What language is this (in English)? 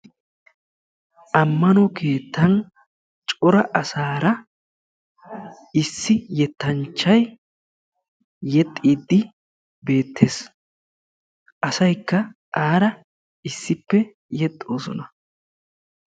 Wolaytta